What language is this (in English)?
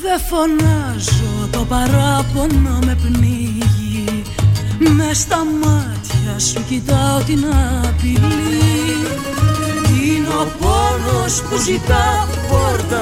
Greek